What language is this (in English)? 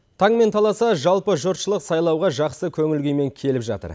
Kazakh